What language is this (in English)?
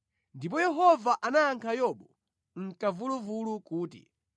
Nyanja